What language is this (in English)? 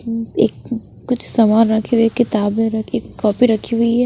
Hindi